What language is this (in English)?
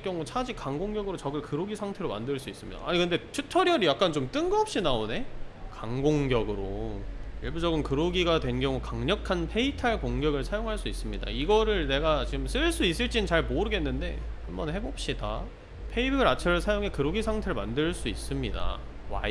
Korean